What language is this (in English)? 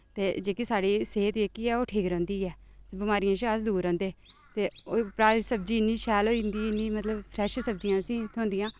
Dogri